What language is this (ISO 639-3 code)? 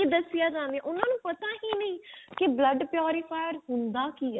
pan